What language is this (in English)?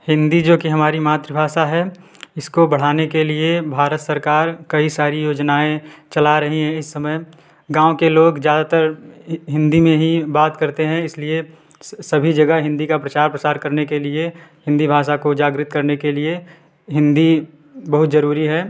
Hindi